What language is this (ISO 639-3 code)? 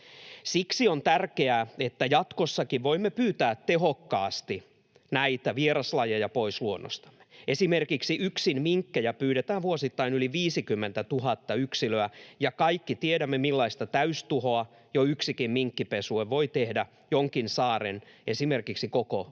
fin